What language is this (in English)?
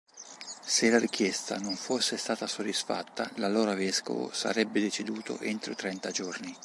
Italian